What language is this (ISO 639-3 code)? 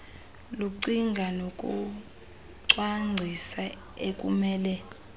xho